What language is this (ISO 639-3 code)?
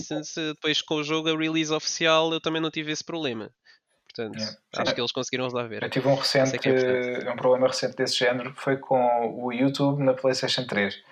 por